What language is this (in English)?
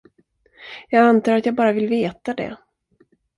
Swedish